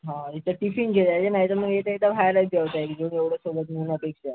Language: Marathi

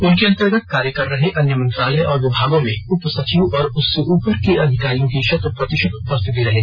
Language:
Hindi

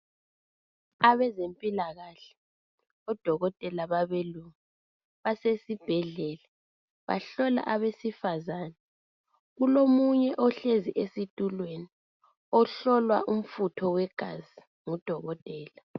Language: North Ndebele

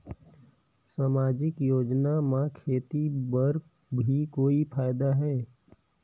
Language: Chhattisgarhi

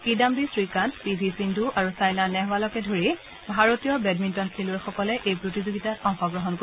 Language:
Assamese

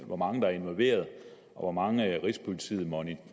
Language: Danish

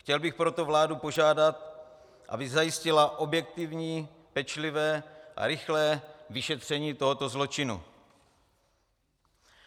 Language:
Czech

